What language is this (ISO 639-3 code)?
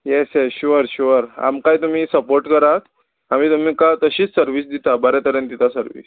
kok